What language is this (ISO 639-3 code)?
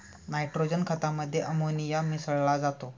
mar